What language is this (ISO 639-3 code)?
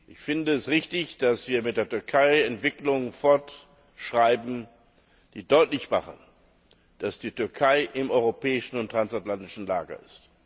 deu